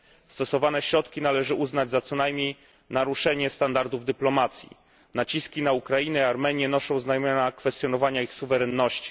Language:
Polish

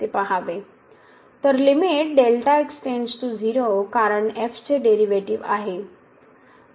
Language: Marathi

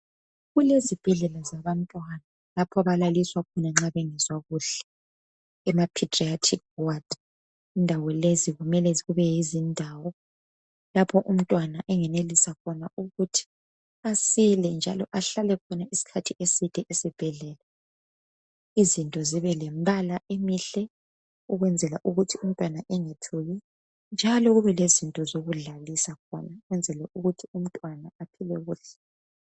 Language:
North Ndebele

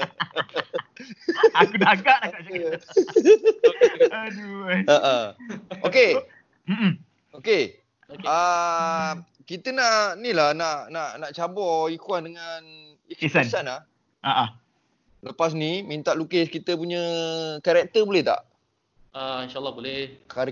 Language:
Malay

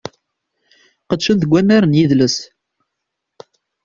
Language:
Kabyle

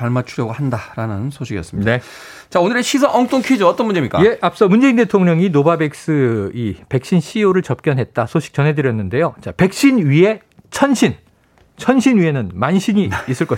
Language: Korean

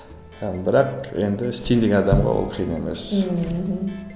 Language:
Kazakh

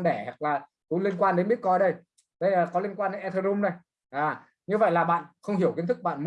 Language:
Vietnamese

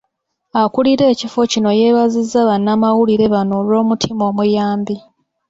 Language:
Ganda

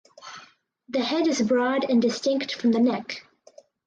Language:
English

